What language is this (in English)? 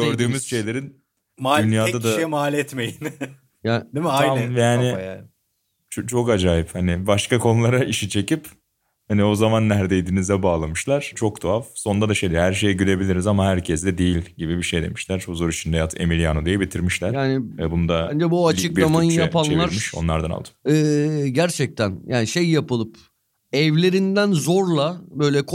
Turkish